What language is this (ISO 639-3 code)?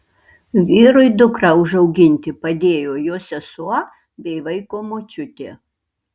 lit